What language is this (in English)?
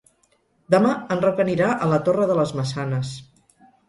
Catalan